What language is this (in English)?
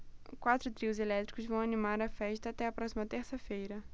Portuguese